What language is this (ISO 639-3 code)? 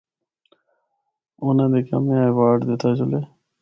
hno